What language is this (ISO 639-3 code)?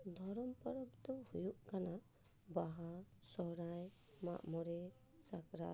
sat